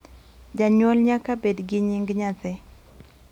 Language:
Luo (Kenya and Tanzania)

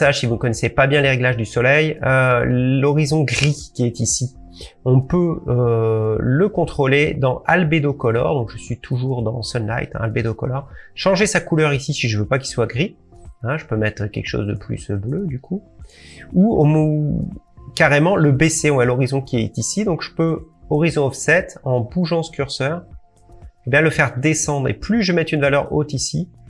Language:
French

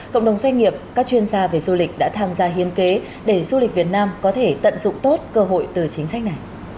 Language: Vietnamese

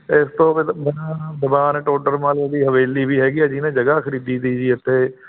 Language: Punjabi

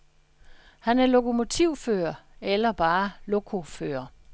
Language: Danish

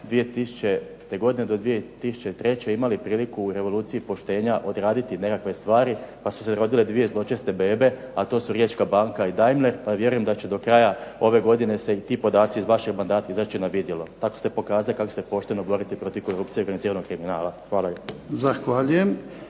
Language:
Croatian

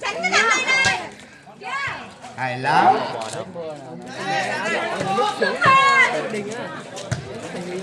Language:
Vietnamese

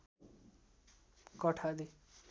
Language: Nepali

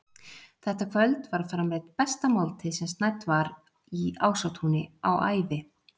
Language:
Icelandic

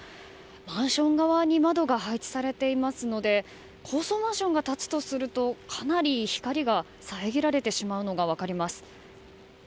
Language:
Japanese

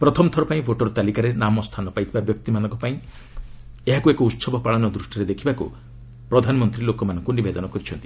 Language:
Odia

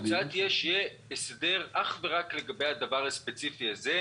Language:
Hebrew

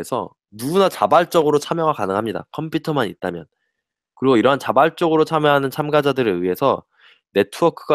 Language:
Korean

